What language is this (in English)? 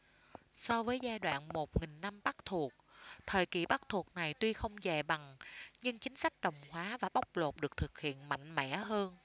Vietnamese